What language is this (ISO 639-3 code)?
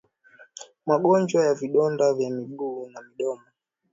swa